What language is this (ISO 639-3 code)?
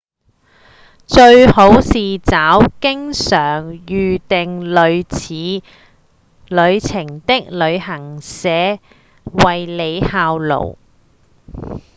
yue